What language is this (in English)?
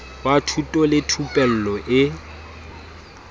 Southern Sotho